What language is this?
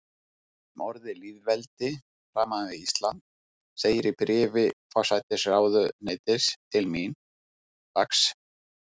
Icelandic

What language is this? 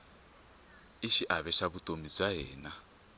Tsonga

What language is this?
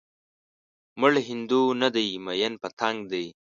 Pashto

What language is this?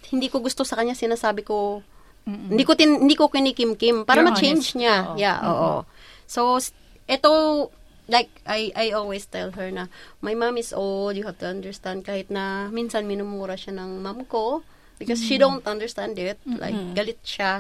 Filipino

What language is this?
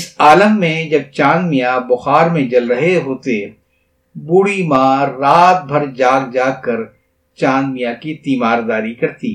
Urdu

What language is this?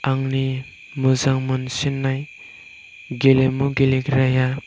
Bodo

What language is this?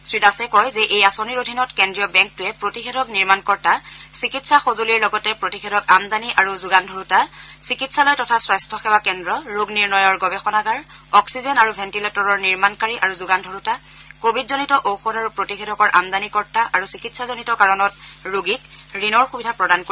Assamese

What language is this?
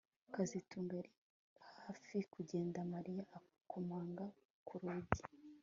Kinyarwanda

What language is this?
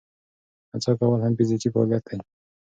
Pashto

